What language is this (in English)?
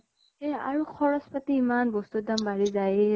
Assamese